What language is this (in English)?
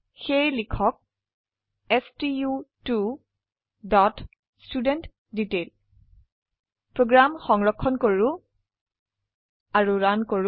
Assamese